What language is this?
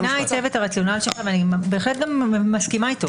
Hebrew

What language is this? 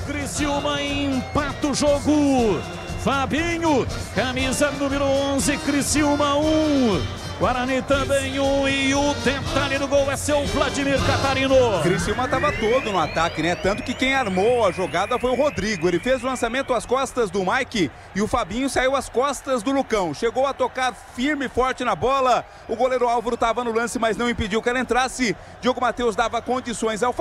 Portuguese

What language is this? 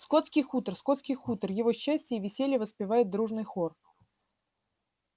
Russian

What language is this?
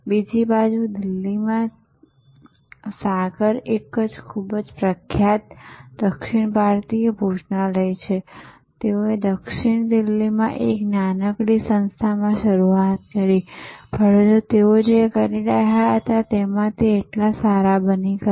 Gujarati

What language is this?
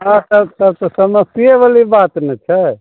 Maithili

